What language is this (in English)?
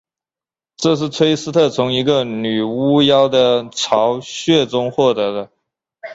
Chinese